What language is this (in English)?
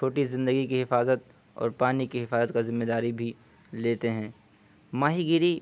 Urdu